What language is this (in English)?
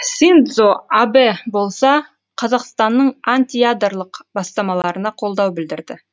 Kazakh